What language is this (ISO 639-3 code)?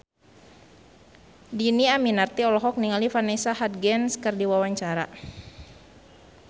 sun